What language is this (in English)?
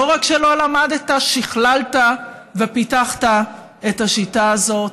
Hebrew